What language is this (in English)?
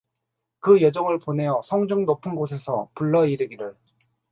Korean